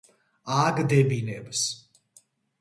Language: Georgian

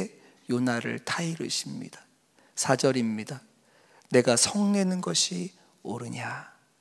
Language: Korean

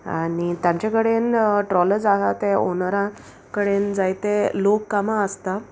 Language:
Konkani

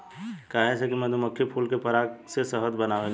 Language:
Bhojpuri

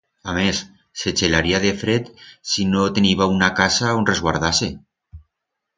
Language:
Aragonese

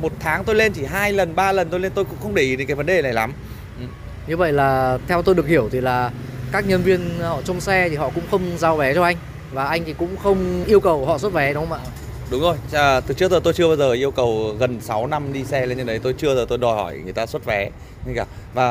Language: Vietnamese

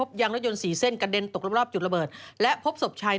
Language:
Thai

